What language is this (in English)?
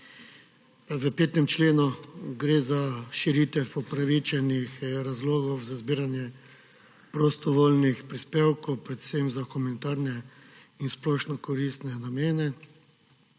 Slovenian